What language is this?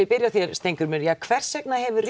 Icelandic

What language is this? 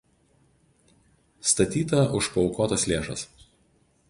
Lithuanian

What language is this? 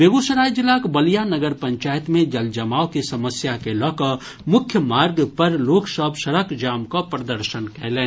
Maithili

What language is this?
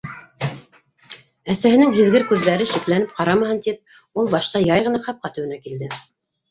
Bashkir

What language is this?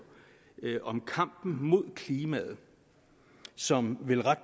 Danish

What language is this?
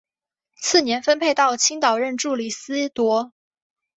Chinese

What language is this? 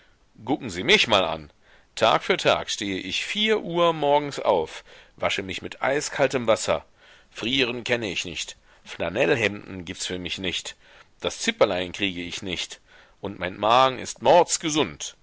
German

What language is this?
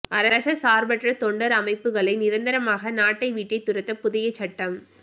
Tamil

